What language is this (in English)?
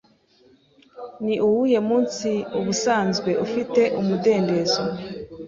Kinyarwanda